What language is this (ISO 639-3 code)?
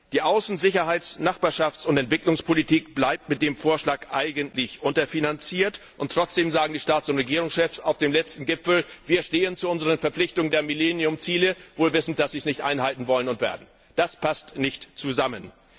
deu